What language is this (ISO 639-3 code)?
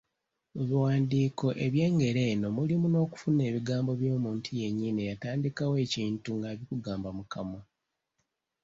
lug